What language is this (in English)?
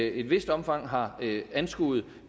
Danish